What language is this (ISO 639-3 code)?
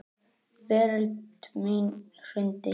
isl